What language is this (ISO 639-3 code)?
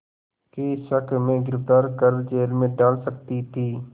hin